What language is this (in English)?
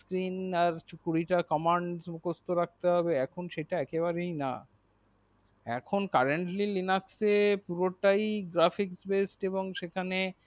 Bangla